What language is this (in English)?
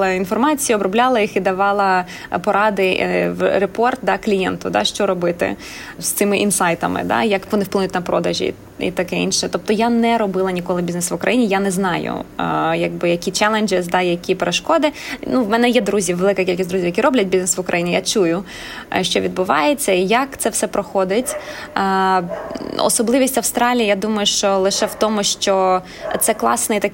Ukrainian